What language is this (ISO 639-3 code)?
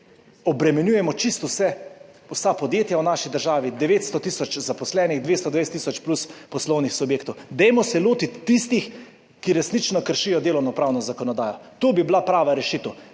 slv